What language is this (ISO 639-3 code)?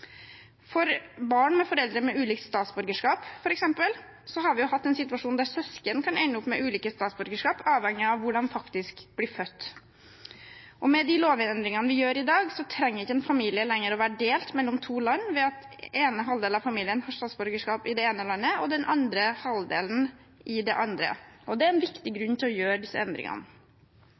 nob